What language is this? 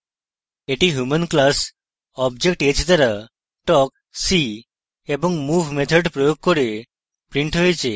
Bangla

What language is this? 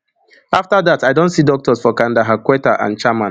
Nigerian Pidgin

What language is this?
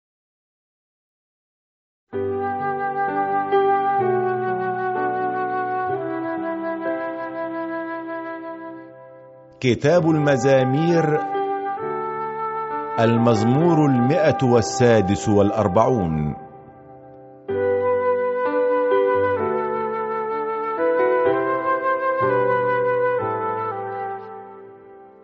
Arabic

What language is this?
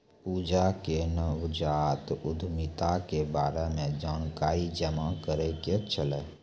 Maithili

